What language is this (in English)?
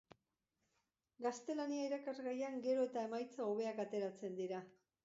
Basque